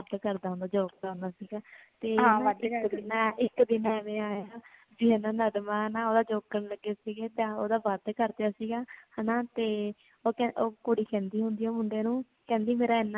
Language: Punjabi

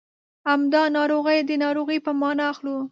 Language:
Pashto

